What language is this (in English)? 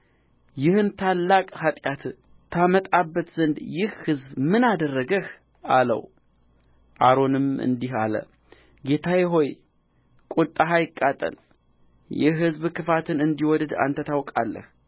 Amharic